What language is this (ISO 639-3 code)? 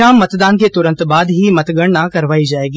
hin